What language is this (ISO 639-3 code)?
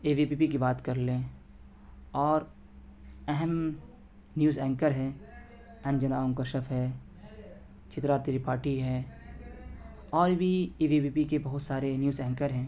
urd